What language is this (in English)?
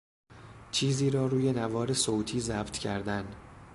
Persian